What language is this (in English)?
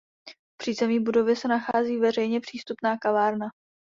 Czech